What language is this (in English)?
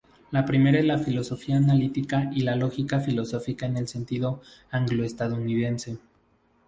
Spanish